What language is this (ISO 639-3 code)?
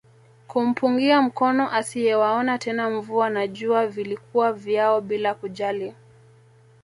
swa